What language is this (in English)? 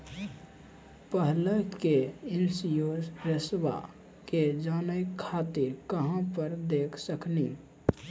Maithili